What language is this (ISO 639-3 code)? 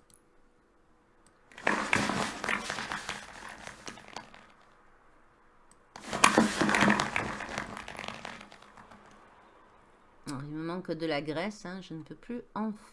fra